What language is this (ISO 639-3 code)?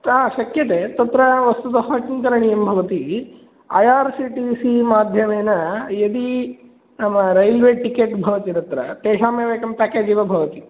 san